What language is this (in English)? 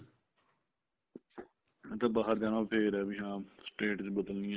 Punjabi